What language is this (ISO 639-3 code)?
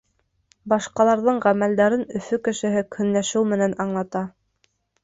bak